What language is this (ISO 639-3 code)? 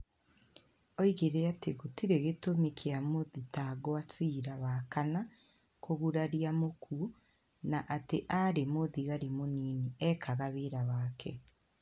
kik